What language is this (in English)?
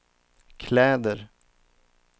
Swedish